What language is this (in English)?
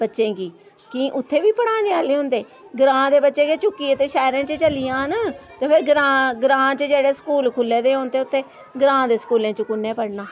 Dogri